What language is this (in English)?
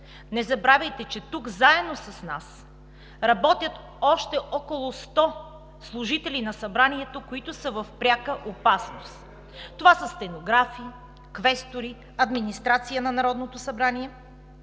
Bulgarian